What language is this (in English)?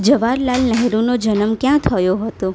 Gujarati